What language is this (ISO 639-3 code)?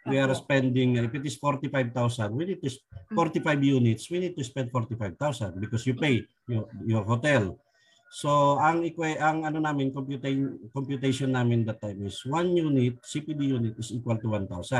fil